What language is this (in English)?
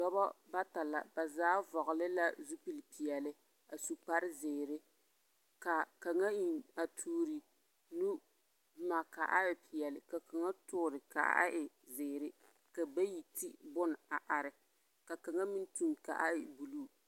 Southern Dagaare